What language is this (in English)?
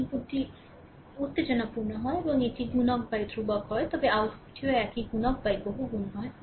Bangla